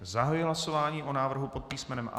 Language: Czech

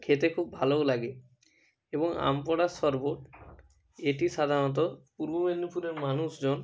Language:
Bangla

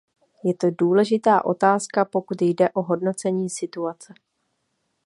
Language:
Czech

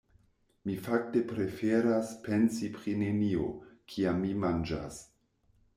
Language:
Esperanto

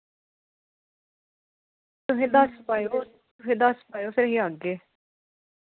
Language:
Dogri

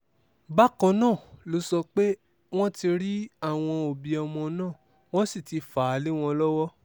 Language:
Yoruba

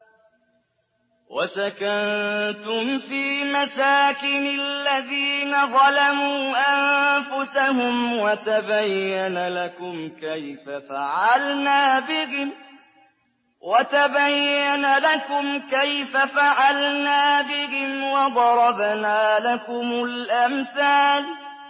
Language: Arabic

